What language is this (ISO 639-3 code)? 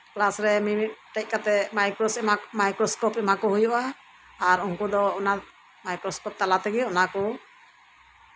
sat